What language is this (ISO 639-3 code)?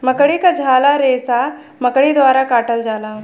bho